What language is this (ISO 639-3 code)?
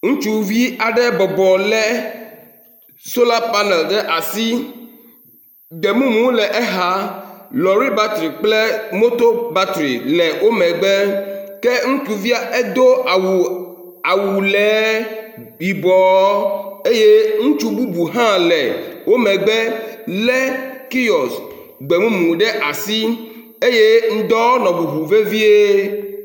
ewe